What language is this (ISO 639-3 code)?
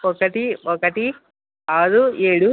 tel